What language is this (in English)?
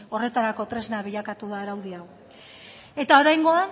Basque